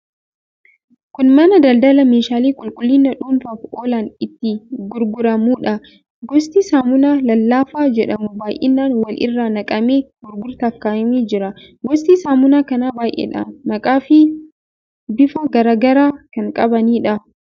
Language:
Oromo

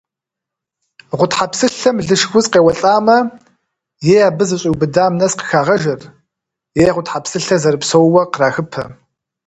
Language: Kabardian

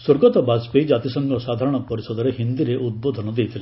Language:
Odia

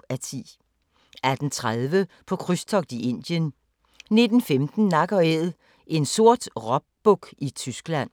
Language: Danish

